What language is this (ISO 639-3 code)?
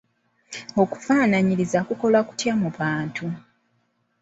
lug